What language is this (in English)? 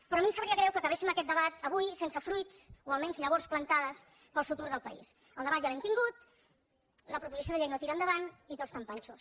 Catalan